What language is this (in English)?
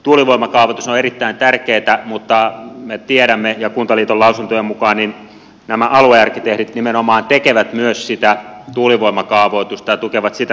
Finnish